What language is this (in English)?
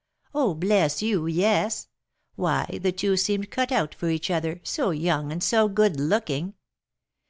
English